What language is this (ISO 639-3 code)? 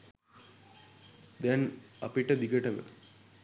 sin